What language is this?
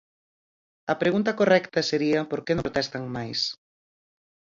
Galician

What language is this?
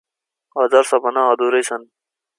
Nepali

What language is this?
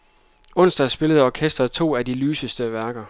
Danish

